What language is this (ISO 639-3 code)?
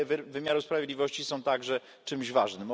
pol